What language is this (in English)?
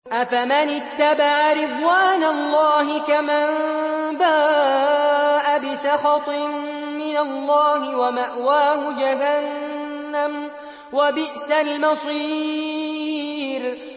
Arabic